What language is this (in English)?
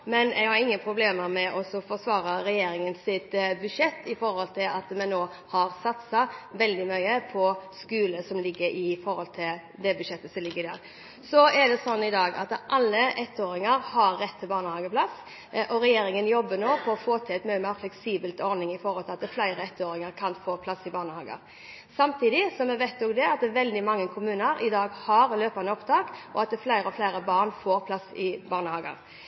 Norwegian Bokmål